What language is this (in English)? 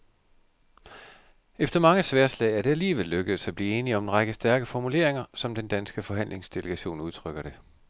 Danish